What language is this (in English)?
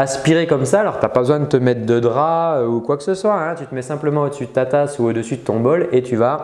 French